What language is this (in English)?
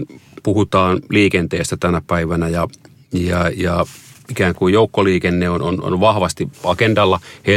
Finnish